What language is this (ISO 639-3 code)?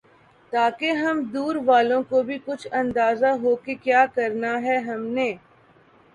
urd